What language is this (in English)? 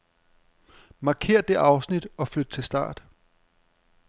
Danish